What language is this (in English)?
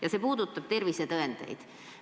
Estonian